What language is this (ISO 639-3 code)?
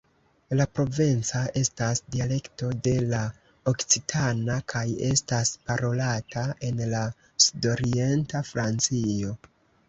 epo